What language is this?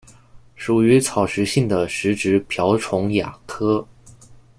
Chinese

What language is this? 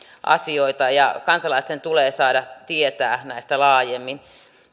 Finnish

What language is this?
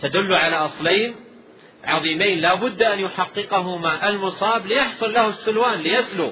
Arabic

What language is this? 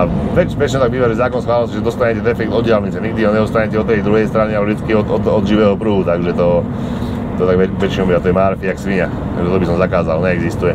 Slovak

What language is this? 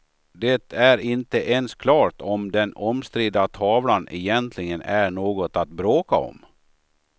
Swedish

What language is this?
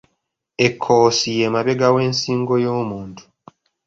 Ganda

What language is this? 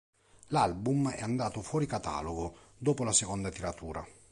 Italian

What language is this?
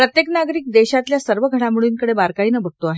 Marathi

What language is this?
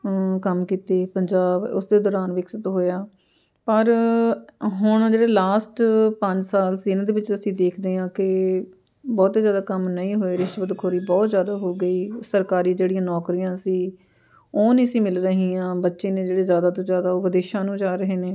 Punjabi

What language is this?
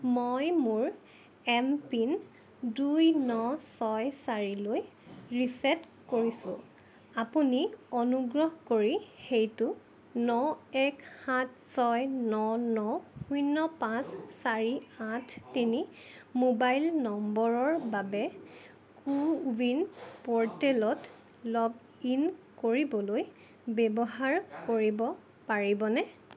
Assamese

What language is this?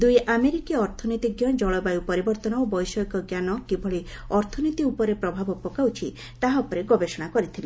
Odia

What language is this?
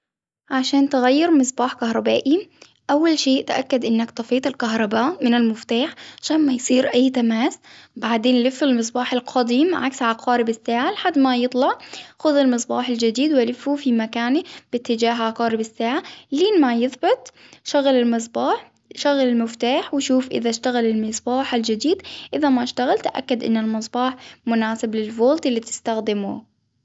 Hijazi Arabic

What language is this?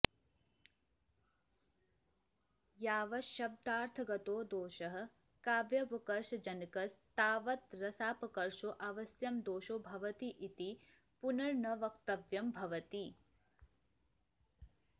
Sanskrit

